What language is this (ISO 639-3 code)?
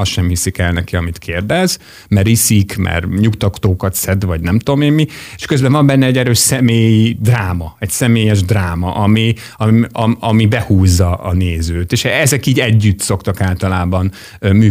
hun